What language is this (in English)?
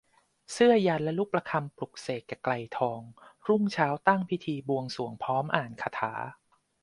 Thai